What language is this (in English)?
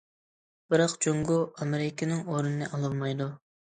Uyghur